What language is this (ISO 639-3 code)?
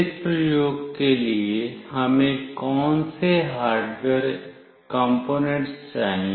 hin